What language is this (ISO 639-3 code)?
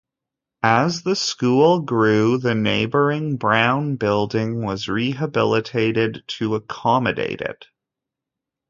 eng